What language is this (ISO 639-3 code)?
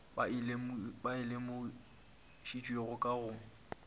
nso